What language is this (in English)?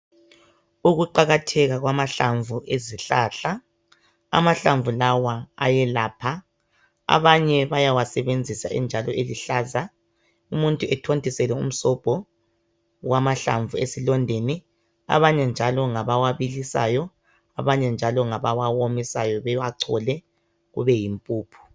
North Ndebele